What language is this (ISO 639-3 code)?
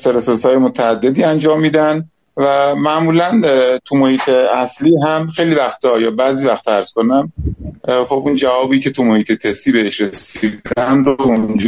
fas